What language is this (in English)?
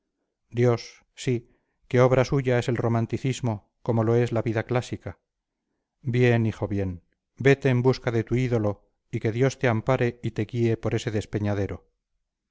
Spanish